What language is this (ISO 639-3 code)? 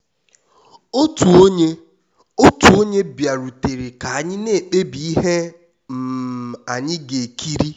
ibo